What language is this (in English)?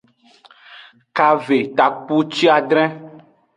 Aja (Benin)